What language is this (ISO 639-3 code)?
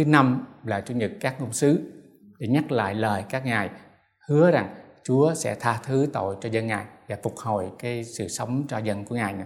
vie